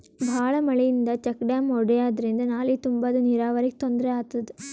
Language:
Kannada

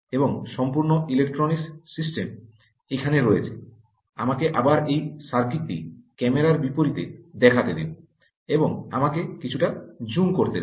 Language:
Bangla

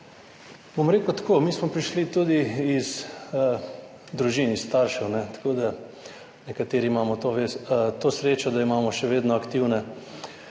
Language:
Slovenian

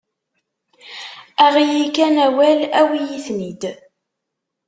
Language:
Kabyle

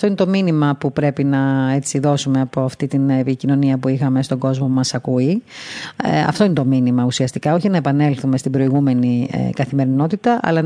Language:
Greek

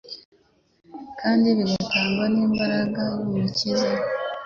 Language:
Kinyarwanda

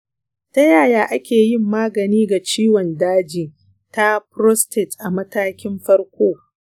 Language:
Hausa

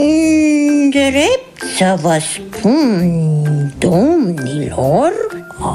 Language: Romanian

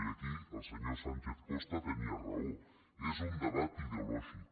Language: Catalan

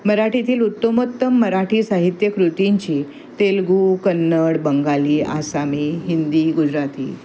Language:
Marathi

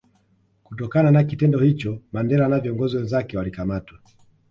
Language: Swahili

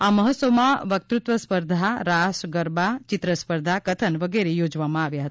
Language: Gujarati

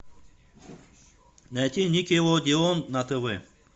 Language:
Russian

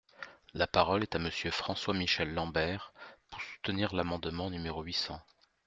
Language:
French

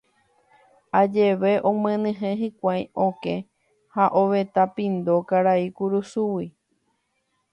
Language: Guarani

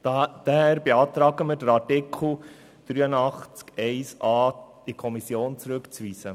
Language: Swiss German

